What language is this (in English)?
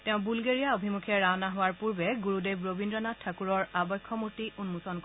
Assamese